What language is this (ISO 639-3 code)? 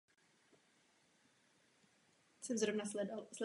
ces